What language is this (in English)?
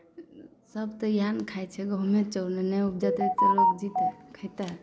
Maithili